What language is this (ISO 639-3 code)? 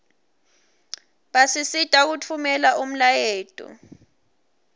ssw